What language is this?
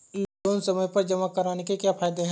Hindi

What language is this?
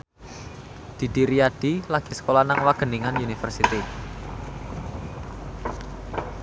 Javanese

